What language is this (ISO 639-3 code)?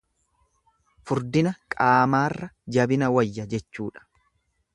orm